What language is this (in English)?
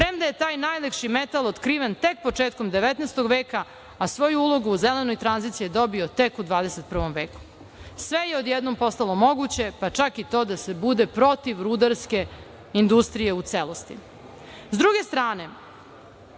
Serbian